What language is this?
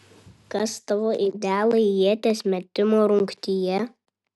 Lithuanian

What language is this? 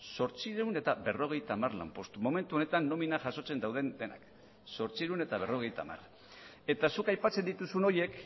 Basque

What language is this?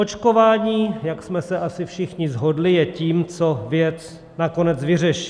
Czech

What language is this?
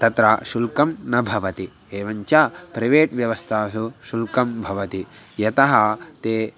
Sanskrit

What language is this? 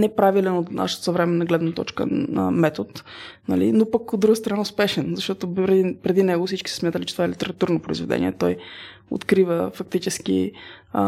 Bulgarian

